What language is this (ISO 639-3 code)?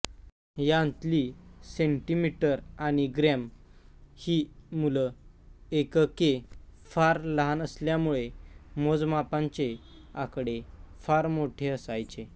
mar